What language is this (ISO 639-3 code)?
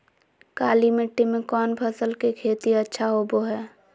mag